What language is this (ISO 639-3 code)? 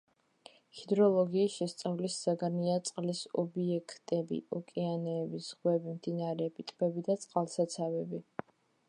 kat